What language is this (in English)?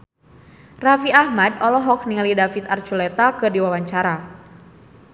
Sundanese